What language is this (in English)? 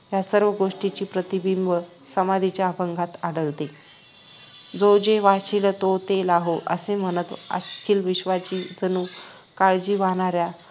Marathi